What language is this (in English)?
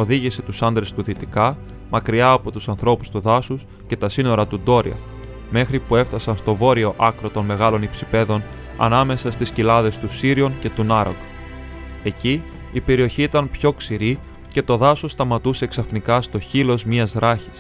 Greek